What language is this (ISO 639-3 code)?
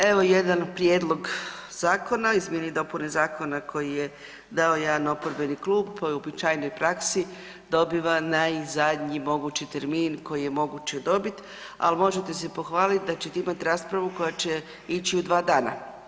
hrv